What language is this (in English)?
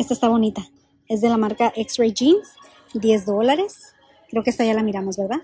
Spanish